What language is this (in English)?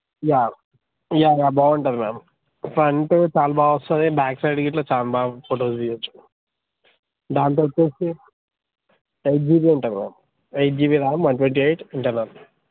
Telugu